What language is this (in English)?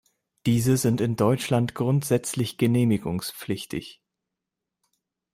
German